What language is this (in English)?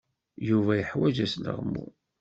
Kabyle